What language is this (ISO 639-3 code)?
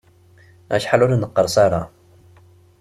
kab